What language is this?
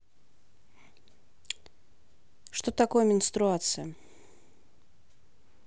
Russian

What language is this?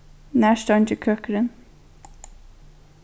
Faroese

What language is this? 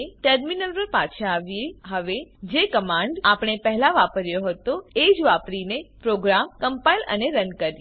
Gujarati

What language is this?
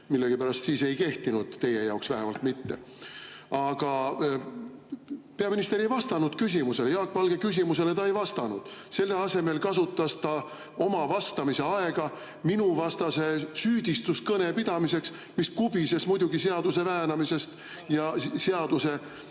Estonian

